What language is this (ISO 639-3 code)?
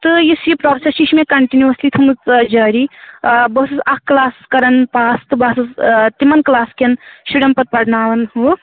kas